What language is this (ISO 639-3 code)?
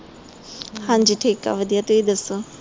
pan